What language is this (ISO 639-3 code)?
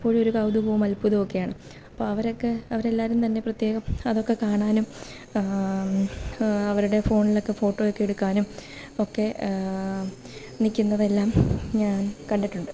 mal